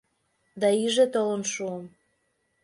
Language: Mari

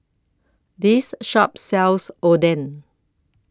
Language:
English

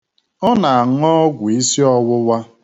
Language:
Igbo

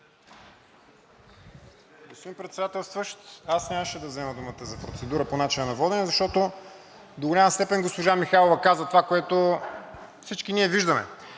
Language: Bulgarian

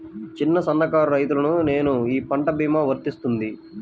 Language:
Telugu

